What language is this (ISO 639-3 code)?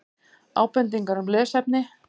isl